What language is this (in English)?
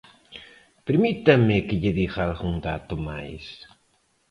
Galician